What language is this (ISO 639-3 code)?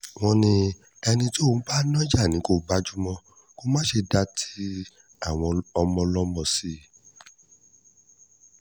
yor